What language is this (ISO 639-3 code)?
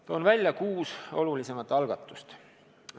est